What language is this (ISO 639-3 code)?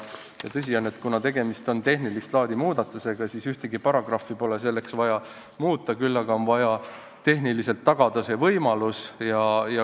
est